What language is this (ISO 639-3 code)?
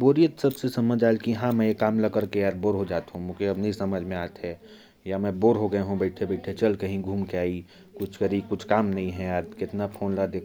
kfp